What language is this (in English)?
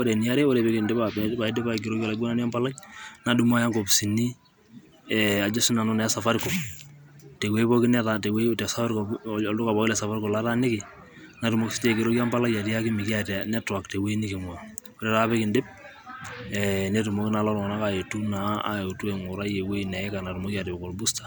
Masai